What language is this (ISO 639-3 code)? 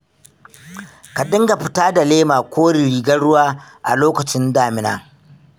hau